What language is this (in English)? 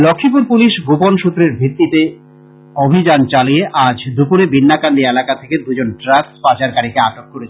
Bangla